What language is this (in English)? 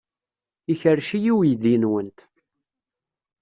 Kabyle